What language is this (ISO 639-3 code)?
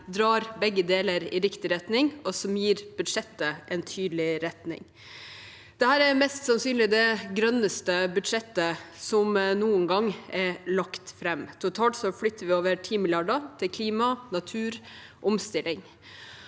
nor